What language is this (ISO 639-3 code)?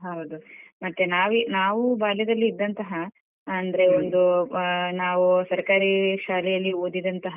kan